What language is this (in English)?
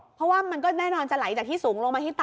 Thai